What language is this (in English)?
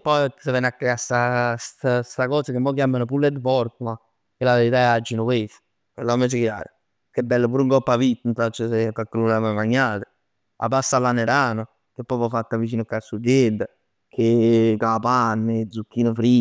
Neapolitan